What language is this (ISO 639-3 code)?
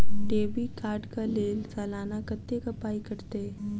mai